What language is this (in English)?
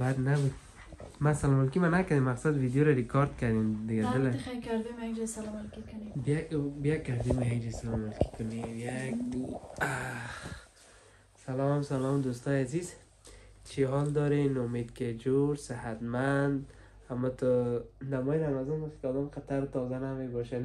Persian